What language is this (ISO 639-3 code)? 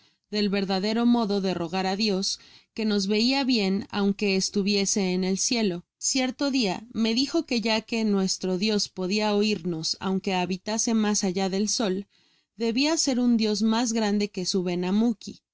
spa